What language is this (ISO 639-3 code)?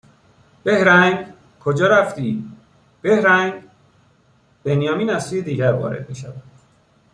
fas